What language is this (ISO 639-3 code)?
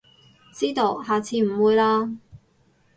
yue